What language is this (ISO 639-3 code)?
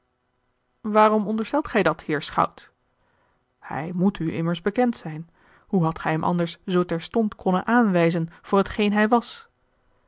nld